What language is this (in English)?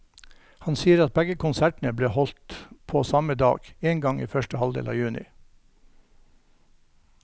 Norwegian